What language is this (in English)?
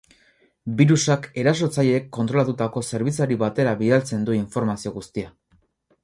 Basque